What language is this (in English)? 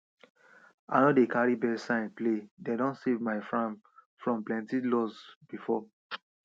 Nigerian Pidgin